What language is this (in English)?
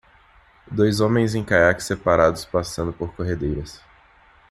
Portuguese